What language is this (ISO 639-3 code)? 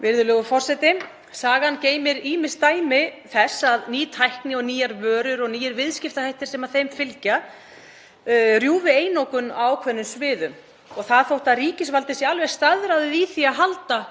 isl